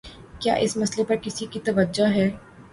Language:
Urdu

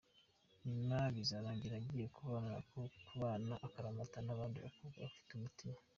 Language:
Kinyarwanda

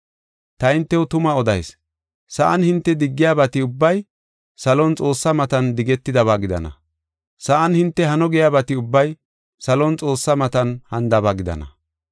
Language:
Gofa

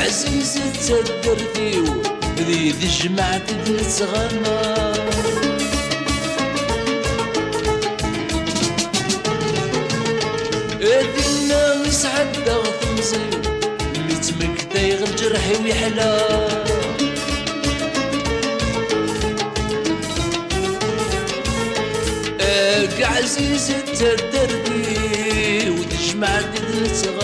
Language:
Arabic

